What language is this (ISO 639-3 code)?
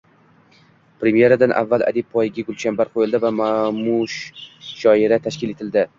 uzb